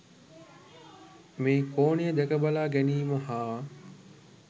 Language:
Sinhala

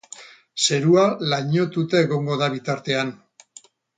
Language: Basque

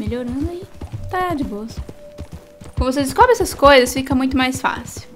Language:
Portuguese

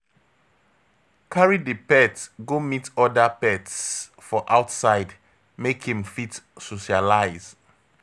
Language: Nigerian Pidgin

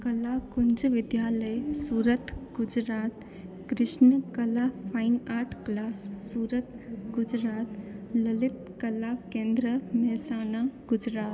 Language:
Sindhi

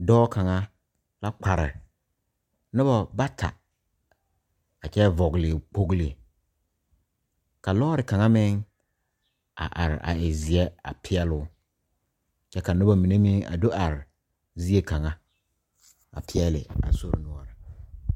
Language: Southern Dagaare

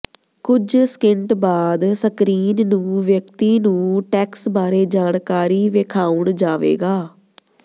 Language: Punjabi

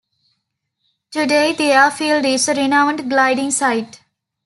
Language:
English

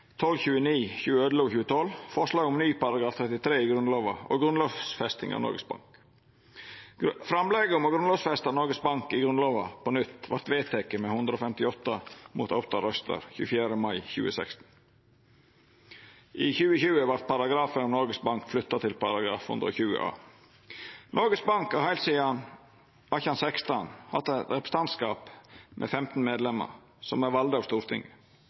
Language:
Norwegian Nynorsk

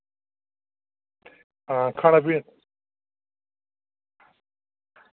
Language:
Dogri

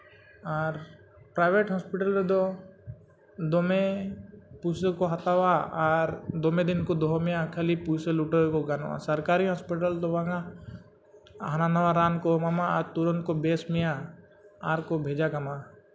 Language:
Santali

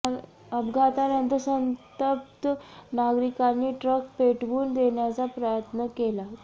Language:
Marathi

